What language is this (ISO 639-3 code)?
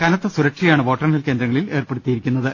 mal